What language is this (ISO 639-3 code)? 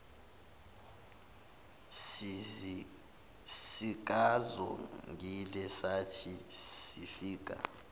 zul